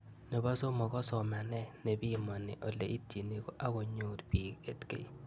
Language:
Kalenjin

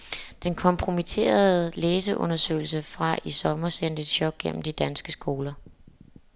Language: Danish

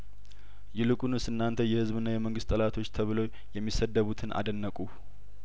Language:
Amharic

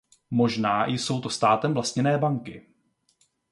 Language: Czech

